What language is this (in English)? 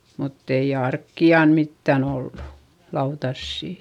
Finnish